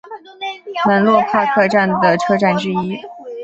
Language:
Chinese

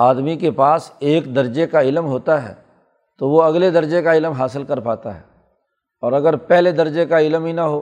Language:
Urdu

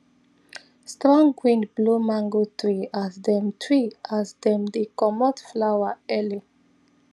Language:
Nigerian Pidgin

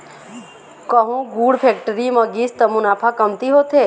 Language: Chhattisgarhi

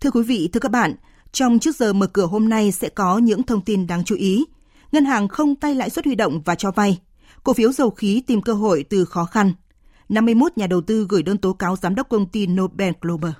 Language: Vietnamese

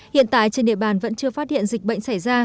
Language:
Vietnamese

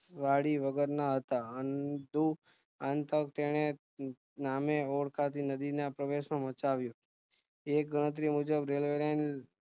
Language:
Gujarati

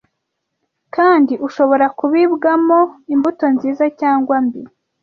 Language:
Kinyarwanda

